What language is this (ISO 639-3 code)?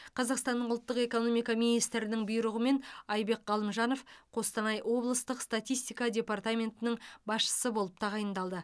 kaz